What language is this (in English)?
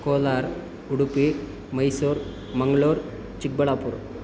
Kannada